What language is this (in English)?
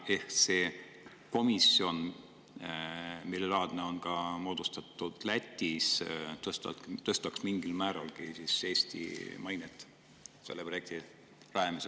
Estonian